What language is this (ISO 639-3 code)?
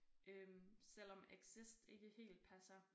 dan